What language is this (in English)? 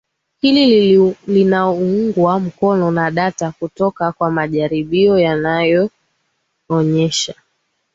Swahili